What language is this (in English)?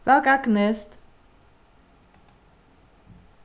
Faroese